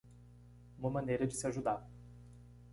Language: Portuguese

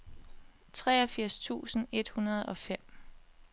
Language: Danish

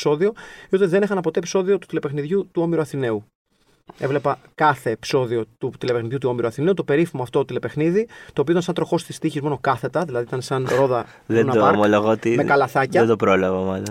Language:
Greek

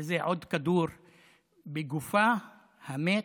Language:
Hebrew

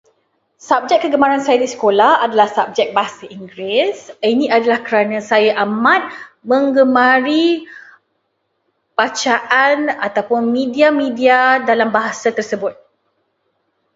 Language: Malay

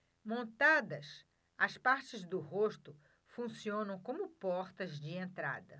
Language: Portuguese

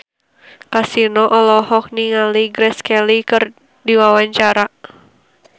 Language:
Sundanese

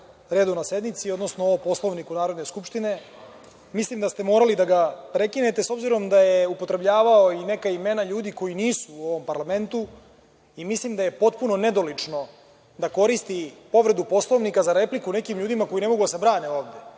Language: Serbian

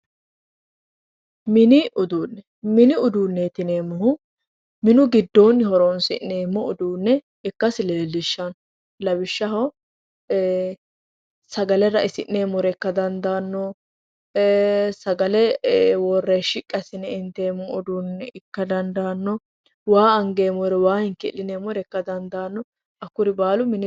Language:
Sidamo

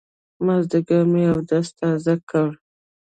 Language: Pashto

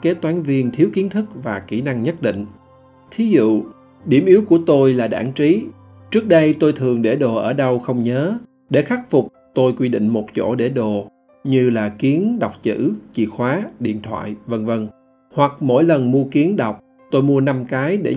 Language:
Vietnamese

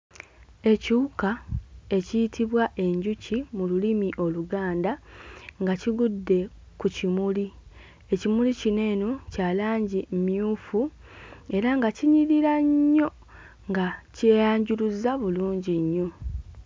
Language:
Ganda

